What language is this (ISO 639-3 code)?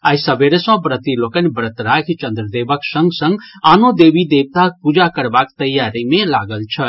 mai